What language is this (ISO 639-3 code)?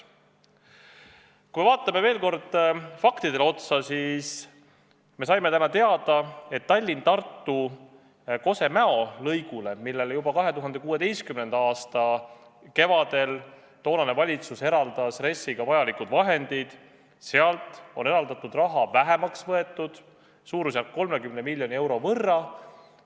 est